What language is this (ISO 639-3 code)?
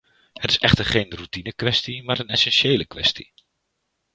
nld